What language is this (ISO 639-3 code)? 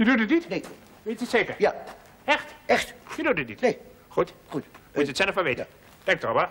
nld